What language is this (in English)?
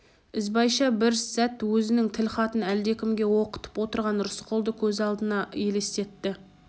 Kazakh